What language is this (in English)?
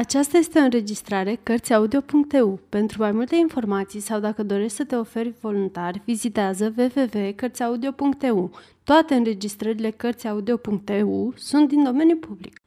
Romanian